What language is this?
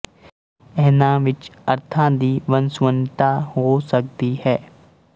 Punjabi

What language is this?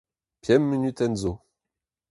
Breton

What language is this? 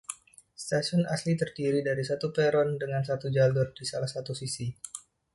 Indonesian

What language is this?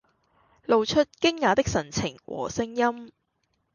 Cantonese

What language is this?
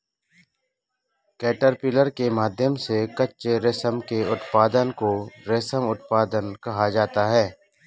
Hindi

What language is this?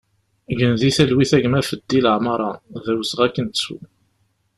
Kabyle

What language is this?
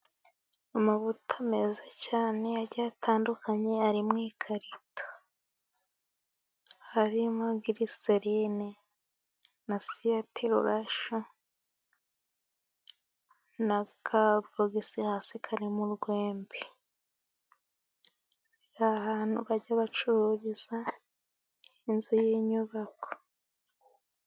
Kinyarwanda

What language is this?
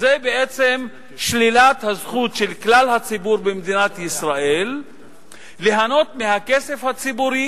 Hebrew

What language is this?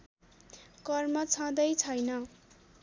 Nepali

